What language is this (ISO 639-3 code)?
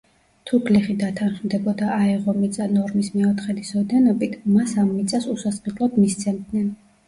kat